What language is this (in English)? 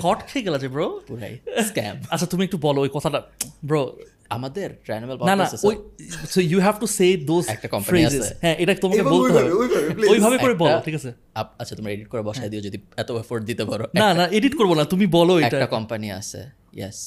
Bangla